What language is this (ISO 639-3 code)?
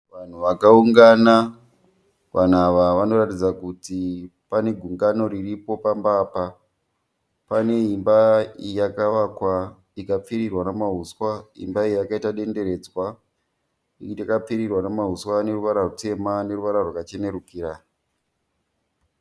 sna